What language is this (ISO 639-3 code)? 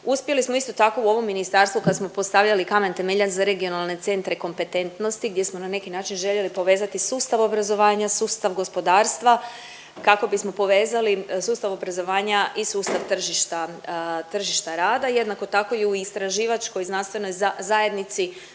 hrv